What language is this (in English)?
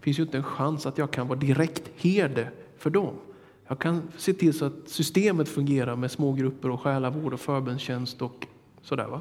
Swedish